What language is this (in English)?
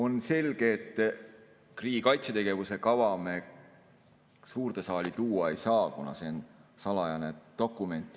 Estonian